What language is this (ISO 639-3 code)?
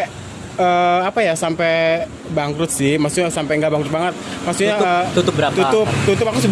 ind